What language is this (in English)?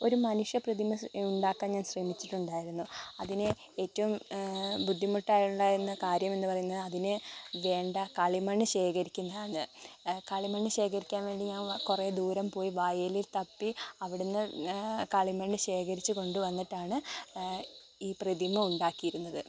Malayalam